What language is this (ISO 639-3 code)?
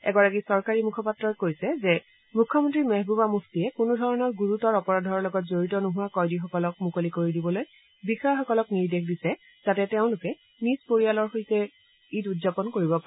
asm